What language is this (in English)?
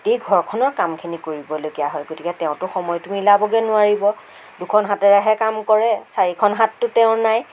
Assamese